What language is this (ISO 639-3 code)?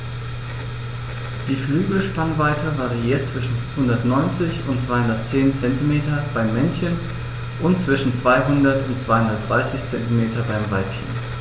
deu